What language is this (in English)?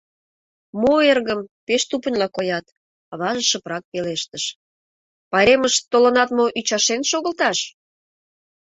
Mari